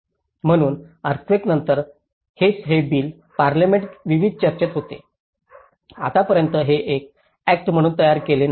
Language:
Marathi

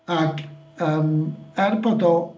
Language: Welsh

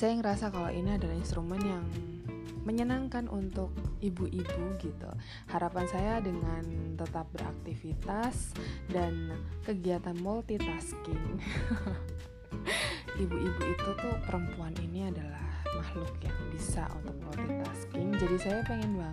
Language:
Indonesian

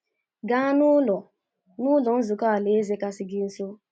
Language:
Igbo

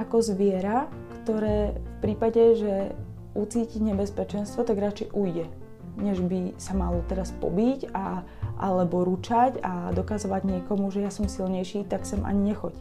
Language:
Slovak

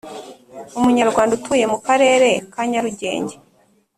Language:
Kinyarwanda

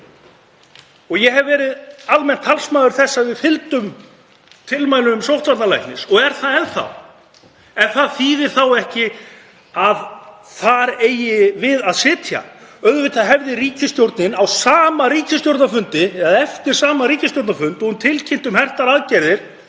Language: Icelandic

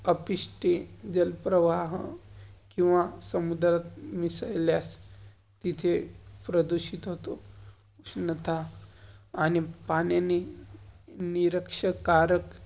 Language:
Marathi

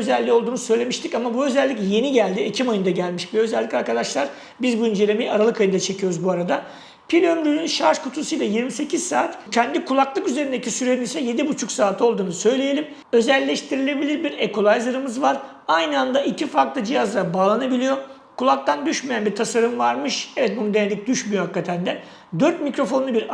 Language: Turkish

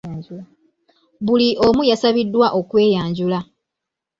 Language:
Ganda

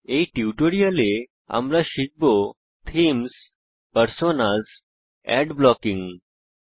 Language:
Bangla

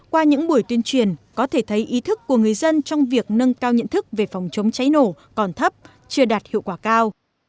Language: Vietnamese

